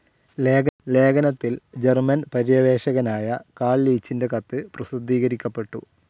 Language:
Malayalam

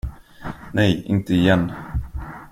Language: Swedish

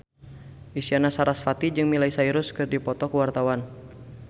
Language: Sundanese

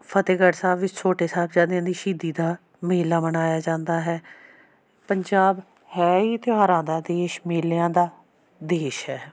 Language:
Punjabi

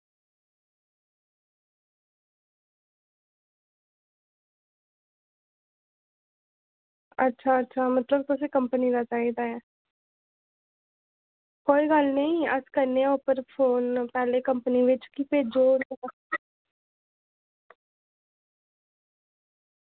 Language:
Dogri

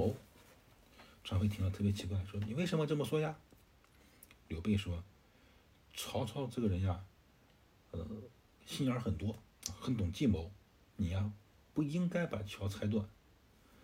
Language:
Chinese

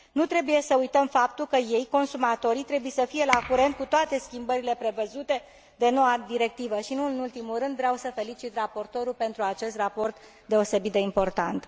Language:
Romanian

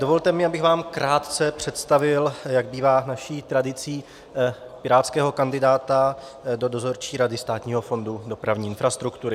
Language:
Czech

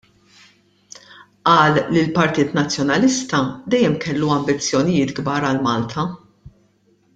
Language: Maltese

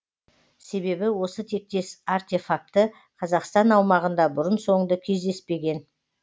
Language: Kazakh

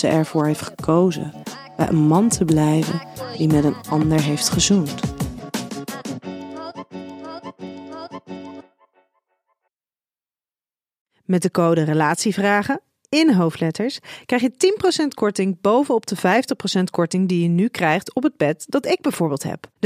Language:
Dutch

